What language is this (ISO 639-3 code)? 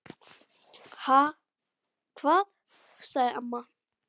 isl